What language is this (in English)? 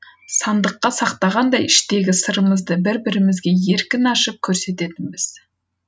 Kazakh